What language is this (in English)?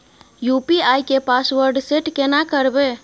Maithili